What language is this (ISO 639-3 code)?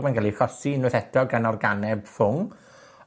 cym